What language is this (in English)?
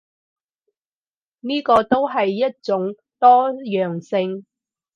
Cantonese